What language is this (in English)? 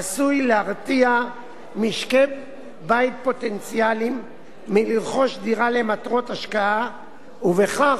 Hebrew